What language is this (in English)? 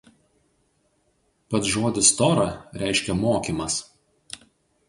Lithuanian